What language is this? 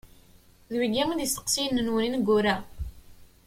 Kabyle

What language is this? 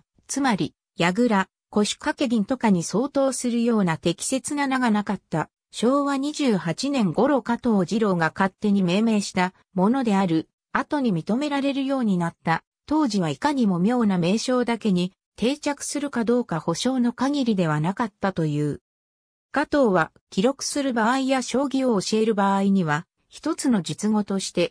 Japanese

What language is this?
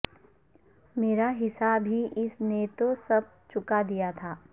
Urdu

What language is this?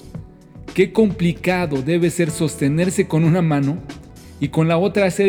Spanish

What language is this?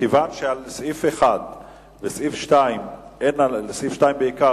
Hebrew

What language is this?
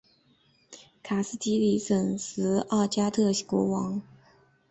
Chinese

